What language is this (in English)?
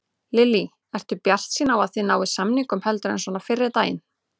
Icelandic